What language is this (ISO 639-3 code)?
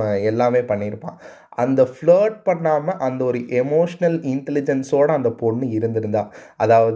tam